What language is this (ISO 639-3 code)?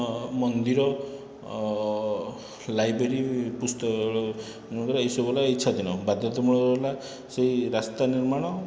ori